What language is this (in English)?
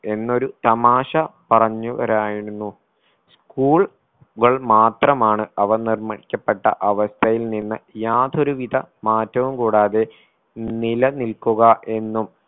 Malayalam